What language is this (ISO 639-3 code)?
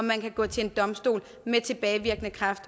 dan